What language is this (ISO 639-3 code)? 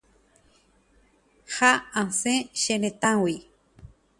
grn